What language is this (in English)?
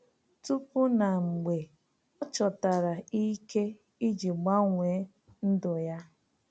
Igbo